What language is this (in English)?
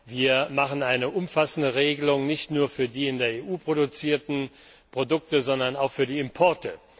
German